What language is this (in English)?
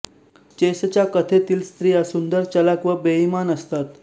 Marathi